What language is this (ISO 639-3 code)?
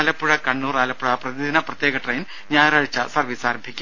mal